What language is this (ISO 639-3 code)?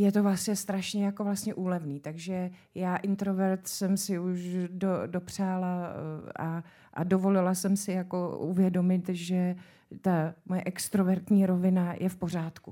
ces